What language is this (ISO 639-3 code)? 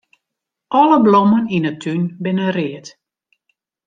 fry